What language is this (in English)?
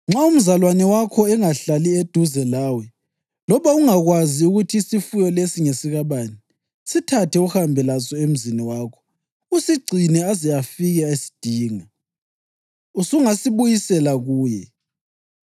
North Ndebele